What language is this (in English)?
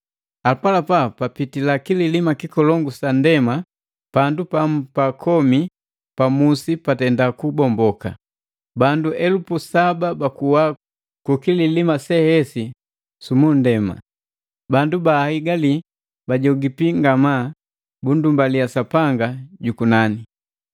Matengo